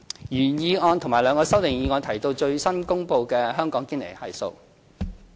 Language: Cantonese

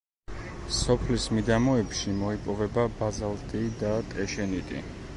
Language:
Georgian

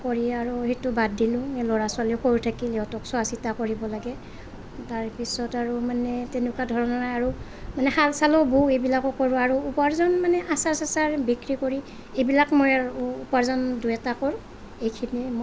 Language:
Assamese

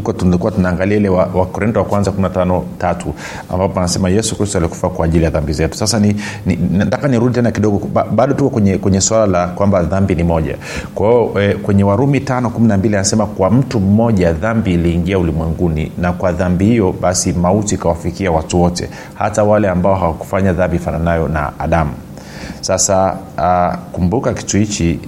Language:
Swahili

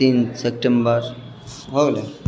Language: Maithili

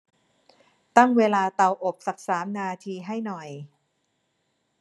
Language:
Thai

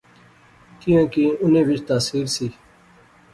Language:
Pahari-Potwari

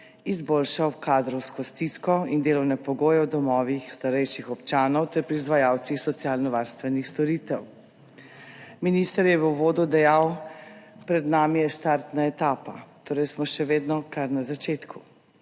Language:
Slovenian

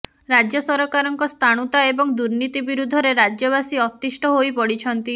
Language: Odia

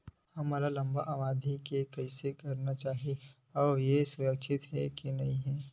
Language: Chhattisgarhi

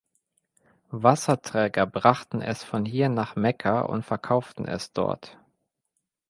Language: German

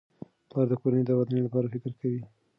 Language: Pashto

